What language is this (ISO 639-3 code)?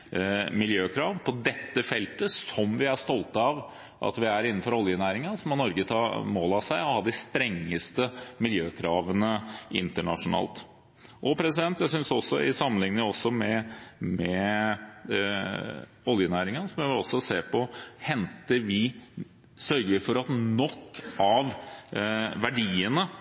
nob